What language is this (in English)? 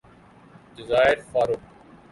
Urdu